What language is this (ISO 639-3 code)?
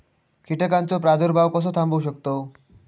mar